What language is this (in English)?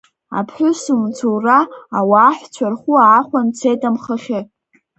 Abkhazian